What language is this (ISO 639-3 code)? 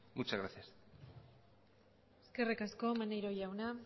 eus